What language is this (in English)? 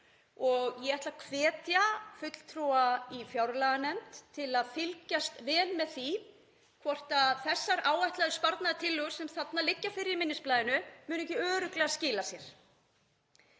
Icelandic